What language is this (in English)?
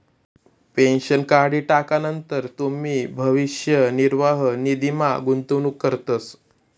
Marathi